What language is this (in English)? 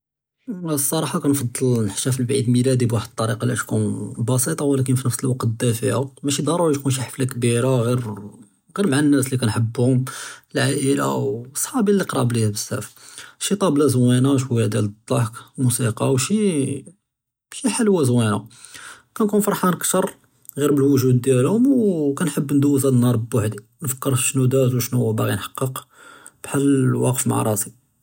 Judeo-Arabic